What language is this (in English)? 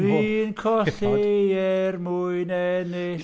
Welsh